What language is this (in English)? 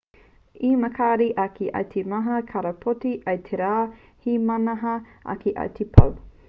Māori